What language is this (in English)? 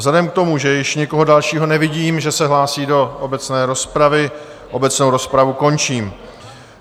Czech